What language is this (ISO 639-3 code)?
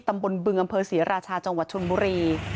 tha